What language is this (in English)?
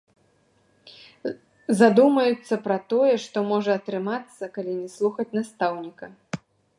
Belarusian